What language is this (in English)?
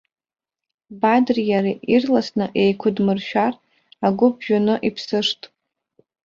Abkhazian